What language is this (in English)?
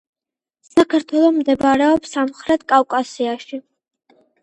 Georgian